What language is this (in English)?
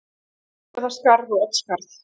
Icelandic